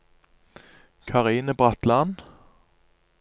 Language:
Norwegian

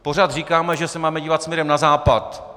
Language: Czech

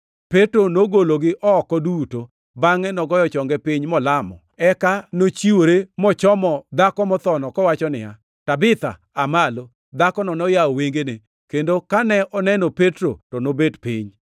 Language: Luo (Kenya and Tanzania)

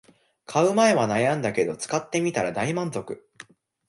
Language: Japanese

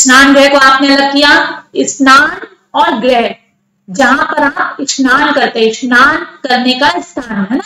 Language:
Hindi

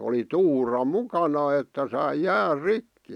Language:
Finnish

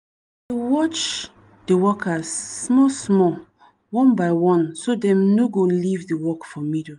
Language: Nigerian Pidgin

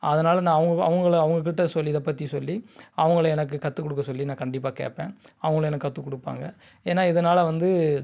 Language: Tamil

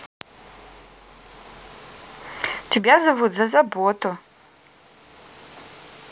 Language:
Russian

